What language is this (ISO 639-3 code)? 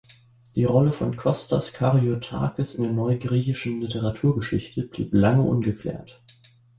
deu